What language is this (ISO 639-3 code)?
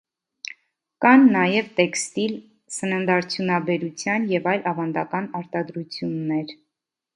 hye